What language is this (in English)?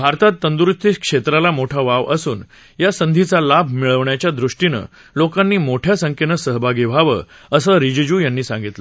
Marathi